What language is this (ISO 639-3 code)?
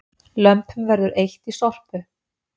isl